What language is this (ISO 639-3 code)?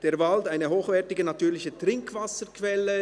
gsw